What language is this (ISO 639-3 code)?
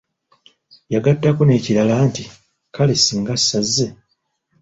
lug